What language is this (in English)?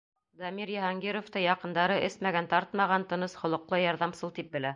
Bashkir